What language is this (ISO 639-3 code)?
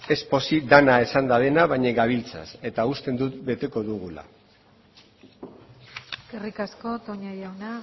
eus